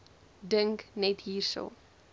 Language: Afrikaans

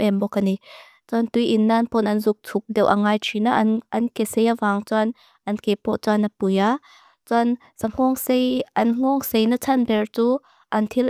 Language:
Mizo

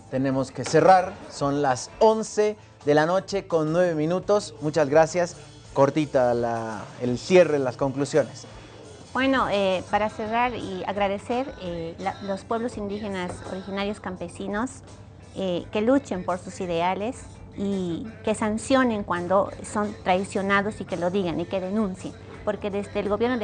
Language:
Spanish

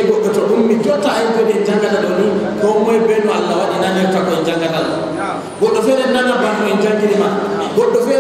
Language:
Indonesian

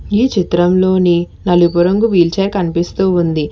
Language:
Telugu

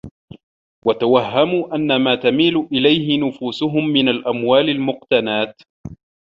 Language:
Arabic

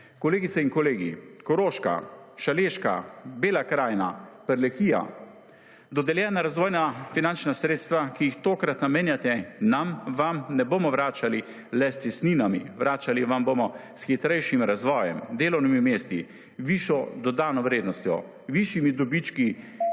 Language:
Slovenian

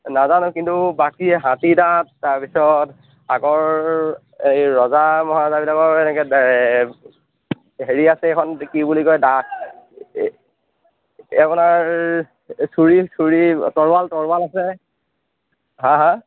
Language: Assamese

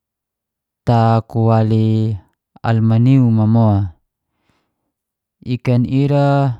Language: Geser-Gorom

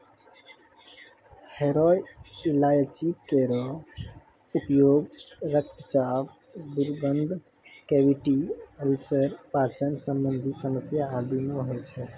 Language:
Maithili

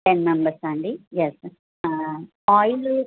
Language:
Telugu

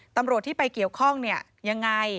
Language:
Thai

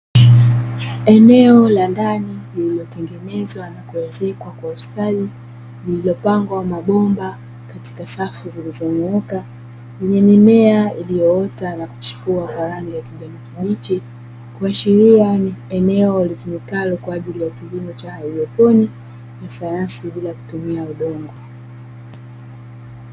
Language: Swahili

